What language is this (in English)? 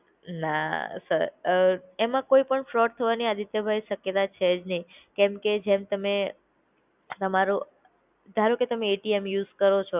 Gujarati